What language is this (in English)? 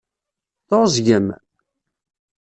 Kabyle